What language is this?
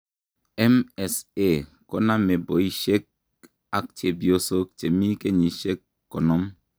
Kalenjin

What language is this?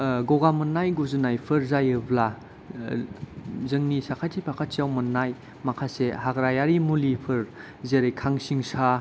Bodo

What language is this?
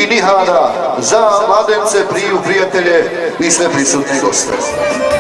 Romanian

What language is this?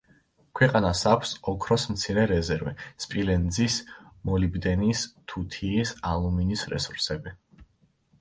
Georgian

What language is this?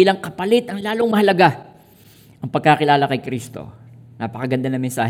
Filipino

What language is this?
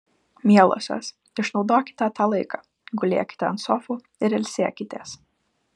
Lithuanian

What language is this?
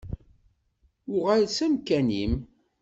Kabyle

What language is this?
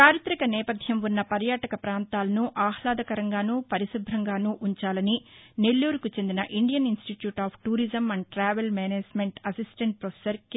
Telugu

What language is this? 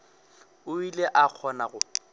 Northern Sotho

